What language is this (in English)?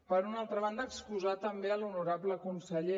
Catalan